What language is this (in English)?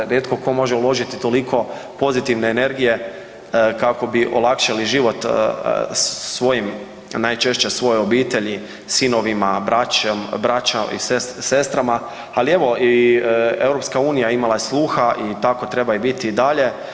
Croatian